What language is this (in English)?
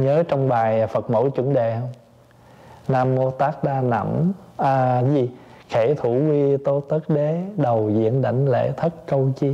Vietnamese